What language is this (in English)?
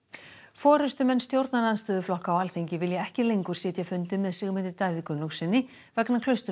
Icelandic